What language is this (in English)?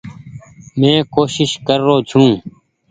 Goaria